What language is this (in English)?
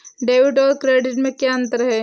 Hindi